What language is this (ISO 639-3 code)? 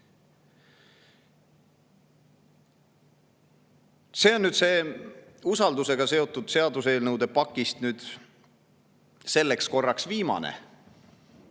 est